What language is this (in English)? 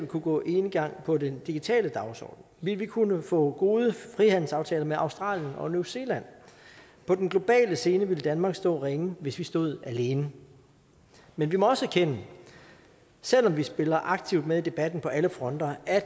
Danish